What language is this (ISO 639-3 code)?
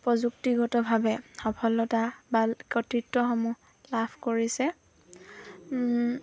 asm